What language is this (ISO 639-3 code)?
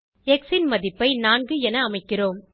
tam